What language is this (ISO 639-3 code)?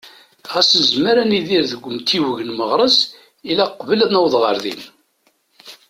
kab